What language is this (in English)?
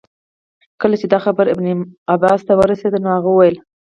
Pashto